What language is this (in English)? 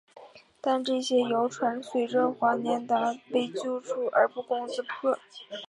Chinese